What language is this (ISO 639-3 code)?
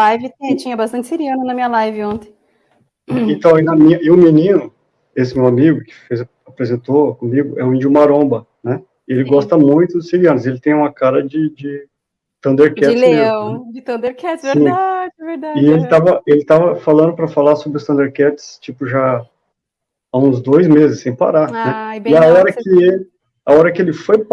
por